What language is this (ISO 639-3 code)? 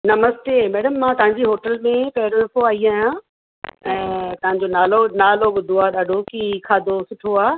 snd